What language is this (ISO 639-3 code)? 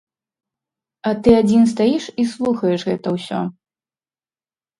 bel